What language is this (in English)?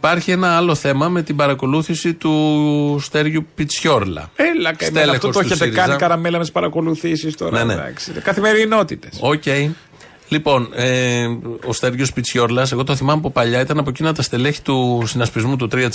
Greek